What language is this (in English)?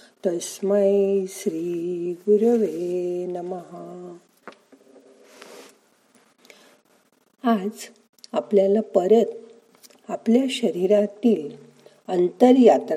Marathi